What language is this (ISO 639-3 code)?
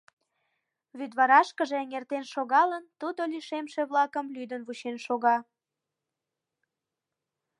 chm